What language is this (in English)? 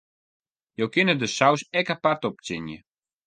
Western Frisian